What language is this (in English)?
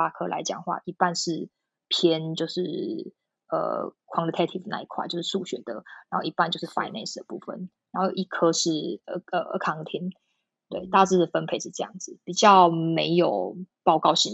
Chinese